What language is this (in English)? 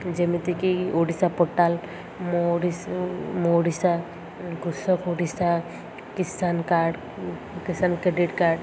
Odia